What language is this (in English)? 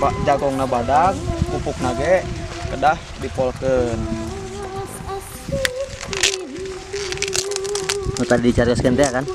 Indonesian